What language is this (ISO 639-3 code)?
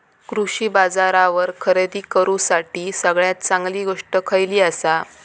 mar